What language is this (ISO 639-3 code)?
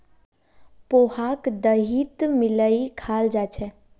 mag